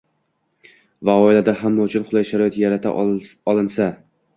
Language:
Uzbek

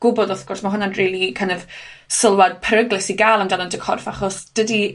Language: Welsh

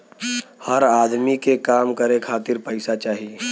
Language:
Bhojpuri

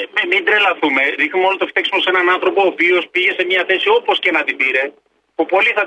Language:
Greek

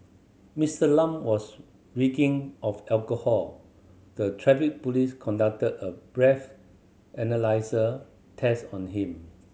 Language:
English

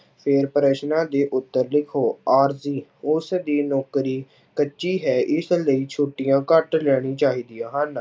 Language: Punjabi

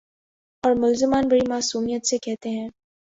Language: Urdu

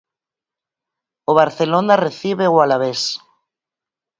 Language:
Galician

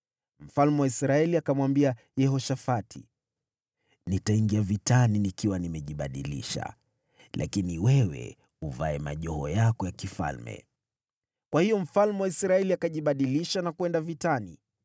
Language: Swahili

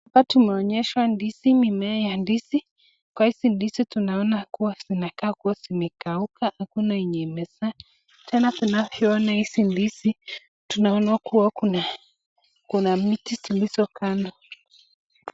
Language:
Swahili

